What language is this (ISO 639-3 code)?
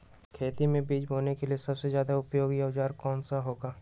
mag